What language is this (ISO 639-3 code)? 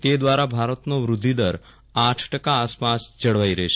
guj